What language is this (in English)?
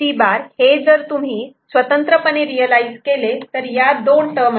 Marathi